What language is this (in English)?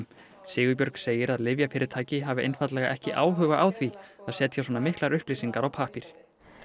Icelandic